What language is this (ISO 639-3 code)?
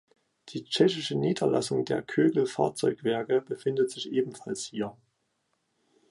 deu